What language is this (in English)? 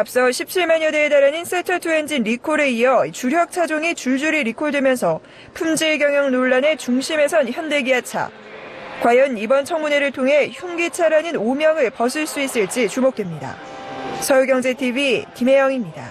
Korean